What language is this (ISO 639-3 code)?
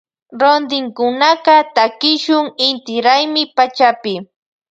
qvj